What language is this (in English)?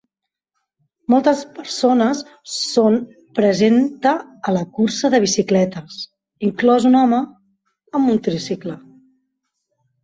Catalan